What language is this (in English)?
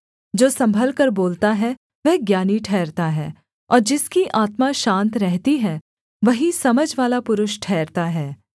Hindi